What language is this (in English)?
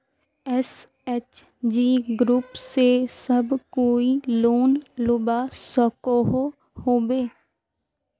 Magahi